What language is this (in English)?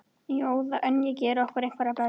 Icelandic